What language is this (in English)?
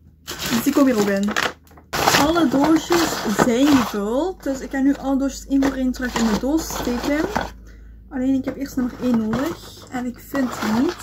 Dutch